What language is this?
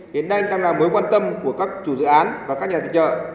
Vietnamese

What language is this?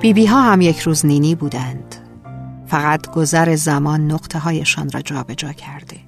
Persian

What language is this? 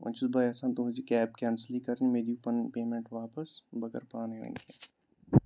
Kashmiri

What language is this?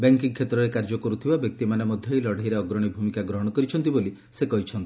Odia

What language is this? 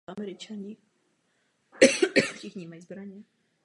Czech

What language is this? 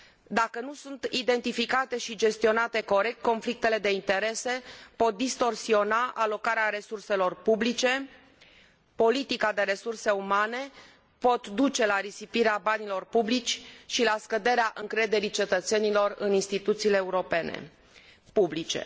Romanian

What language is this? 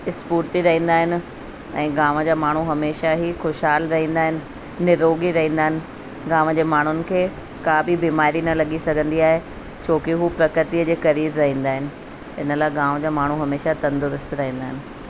Sindhi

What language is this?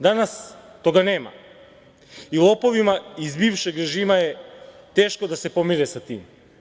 Serbian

